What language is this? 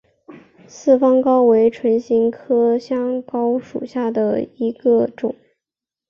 Chinese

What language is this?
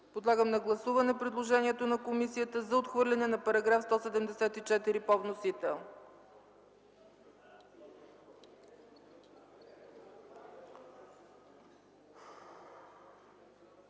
Bulgarian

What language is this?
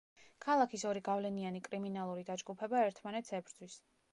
Georgian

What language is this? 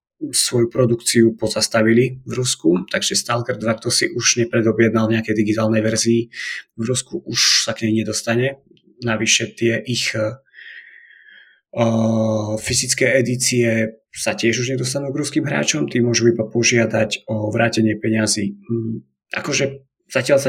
Slovak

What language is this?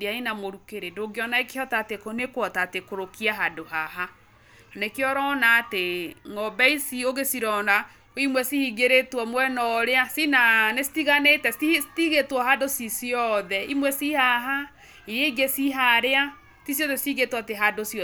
Kikuyu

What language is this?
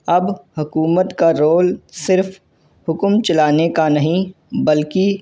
Urdu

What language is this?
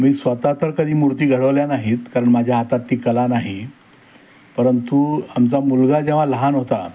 Marathi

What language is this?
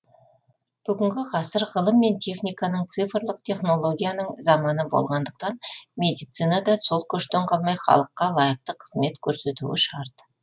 Kazakh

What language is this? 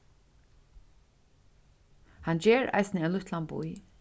Faroese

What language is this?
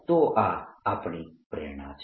Gujarati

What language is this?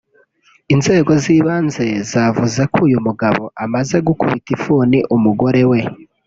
Kinyarwanda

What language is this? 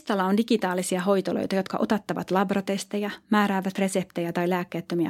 Finnish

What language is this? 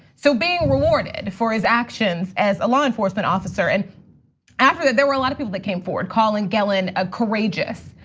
English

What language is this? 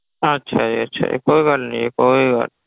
Punjabi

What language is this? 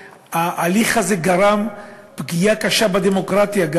Hebrew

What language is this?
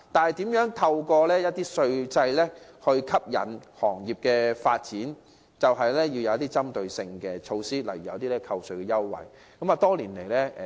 Cantonese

